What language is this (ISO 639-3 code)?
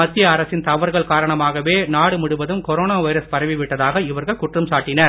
tam